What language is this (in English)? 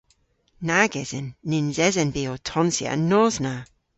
Cornish